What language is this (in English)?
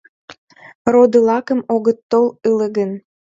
Mari